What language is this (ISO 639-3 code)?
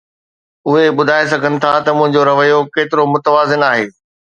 snd